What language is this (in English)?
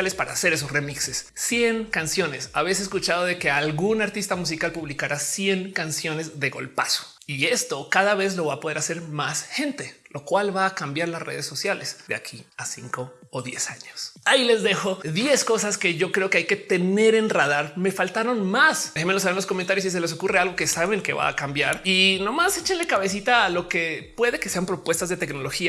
Spanish